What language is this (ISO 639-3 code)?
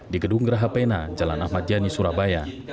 ind